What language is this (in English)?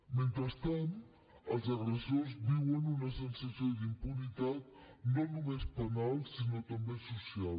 Catalan